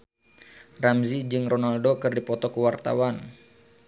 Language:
Sundanese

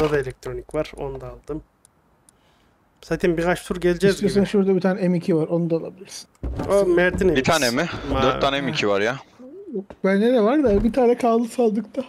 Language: Turkish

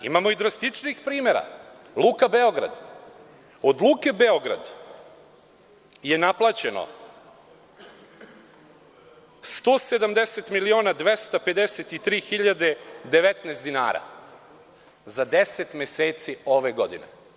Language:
Serbian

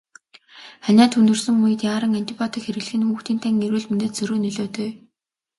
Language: Mongolian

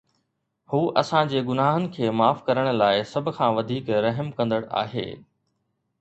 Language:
Sindhi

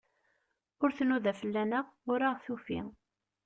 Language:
Kabyle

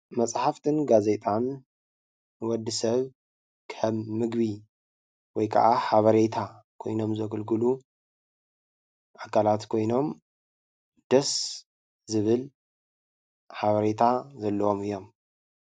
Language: Tigrinya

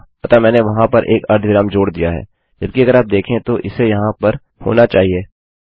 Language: Hindi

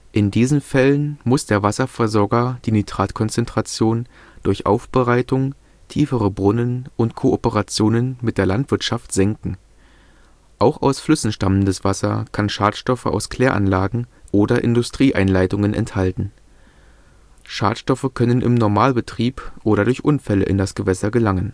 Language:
German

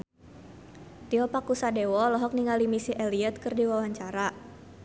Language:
Sundanese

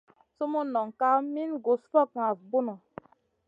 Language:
Masana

